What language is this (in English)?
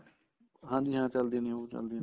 Punjabi